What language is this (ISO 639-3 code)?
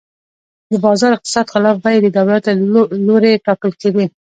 pus